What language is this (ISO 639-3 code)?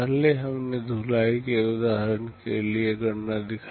hin